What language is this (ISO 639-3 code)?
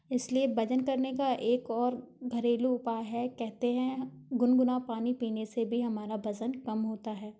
hin